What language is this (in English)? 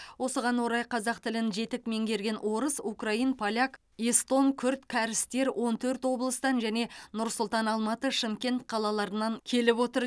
Kazakh